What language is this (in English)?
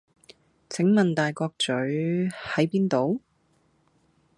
Cantonese